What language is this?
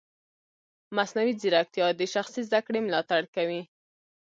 Pashto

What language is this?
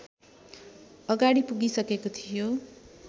Nepali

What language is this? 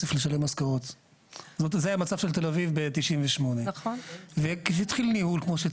Hebrew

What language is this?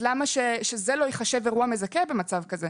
Hebrew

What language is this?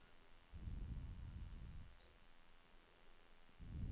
Danish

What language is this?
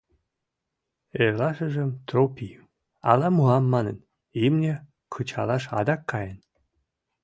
Mari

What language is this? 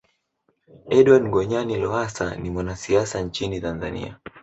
Swahili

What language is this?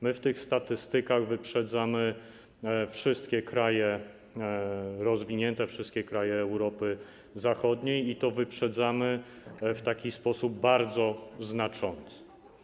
Polish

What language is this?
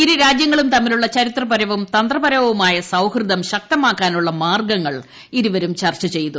Malayalam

